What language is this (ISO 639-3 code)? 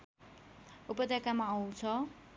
nep